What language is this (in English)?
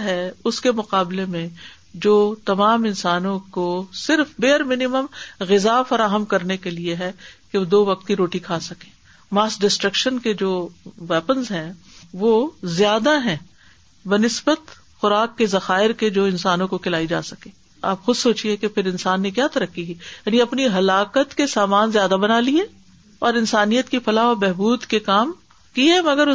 Urdu